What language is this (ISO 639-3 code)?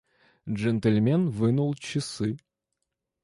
rus